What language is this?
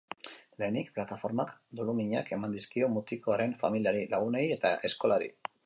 Basque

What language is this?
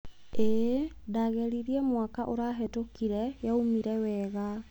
Kikuyu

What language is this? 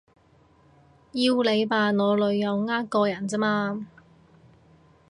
Cantonese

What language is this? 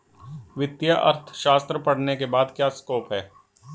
Hindi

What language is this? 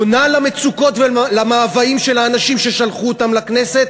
Hebrew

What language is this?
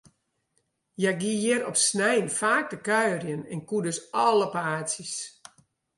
Western Frisian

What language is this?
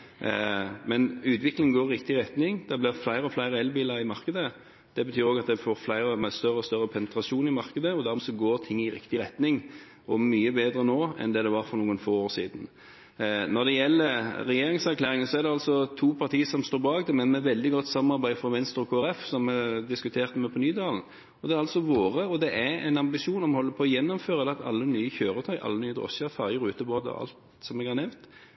Norwegian Bokmål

